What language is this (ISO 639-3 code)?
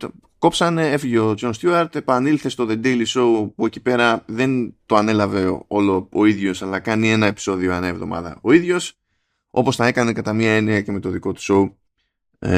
ell